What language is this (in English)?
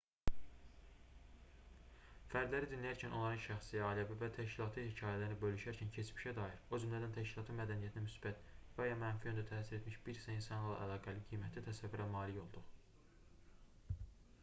Azerbaijani